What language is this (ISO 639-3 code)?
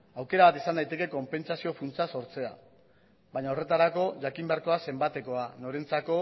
eus